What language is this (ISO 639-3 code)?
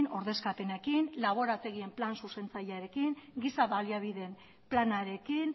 eus